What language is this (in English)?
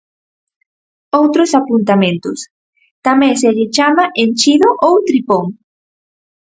Galician